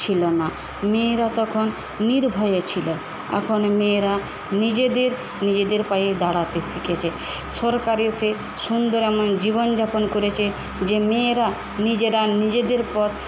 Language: Bangla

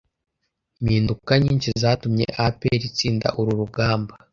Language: Kinyarwanda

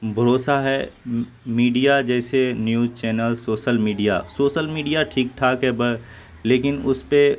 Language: Urdu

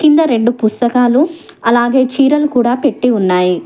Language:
Telugu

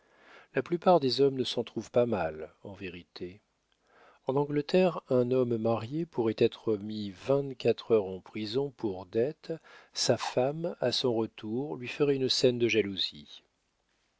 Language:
French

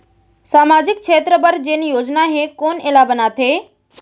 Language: Chhattisgarhi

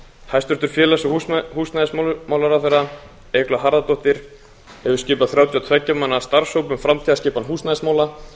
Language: Icelandic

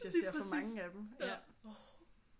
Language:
Danish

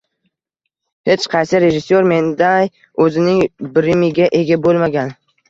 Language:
Uzbek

